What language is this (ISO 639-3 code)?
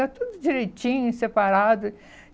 por